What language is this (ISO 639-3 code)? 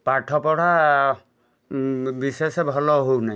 ori